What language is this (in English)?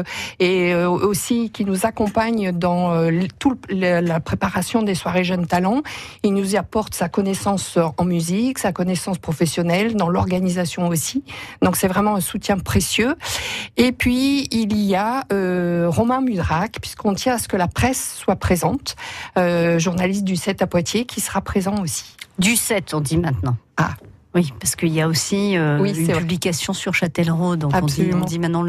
French